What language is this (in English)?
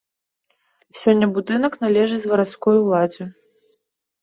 Belarusian